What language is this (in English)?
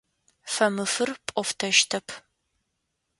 Adyghe